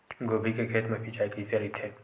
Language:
Chhattisgarhi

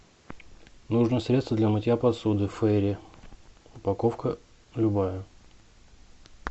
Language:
Russian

